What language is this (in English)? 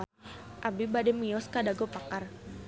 Sundanese